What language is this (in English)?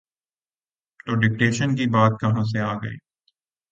Urdu